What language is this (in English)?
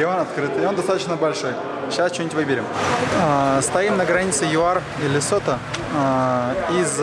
Russian